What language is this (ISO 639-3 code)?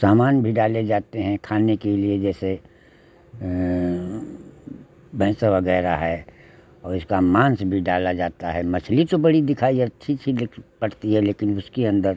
hin